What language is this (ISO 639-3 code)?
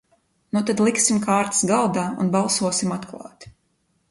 lav